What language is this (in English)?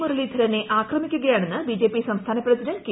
Malayalam